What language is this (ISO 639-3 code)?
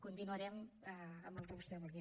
cat